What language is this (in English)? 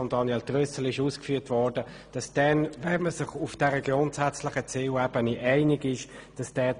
Swiss German